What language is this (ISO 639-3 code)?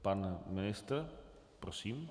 ces